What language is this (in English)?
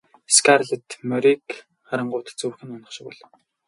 Mongolian